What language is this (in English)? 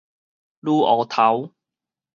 Min Nan Chinese